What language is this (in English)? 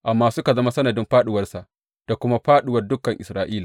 Hausa